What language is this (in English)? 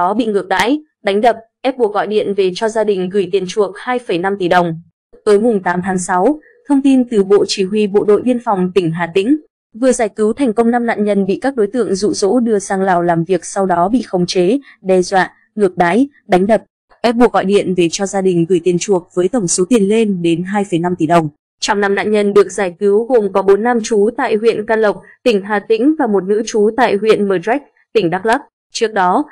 Vietnamese